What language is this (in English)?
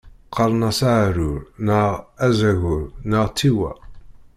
Kabyle